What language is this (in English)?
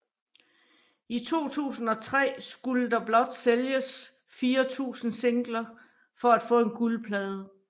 Danish